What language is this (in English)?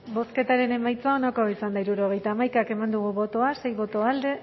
Basque